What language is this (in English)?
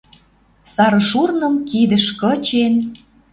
Western Mari